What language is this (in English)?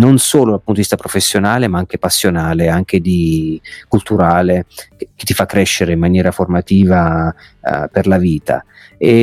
Italian